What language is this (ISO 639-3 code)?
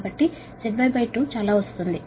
tel